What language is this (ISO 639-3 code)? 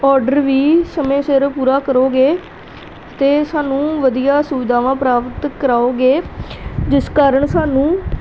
pan